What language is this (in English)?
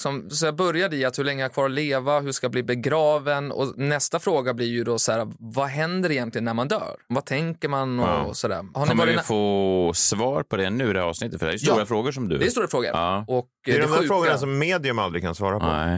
Swedish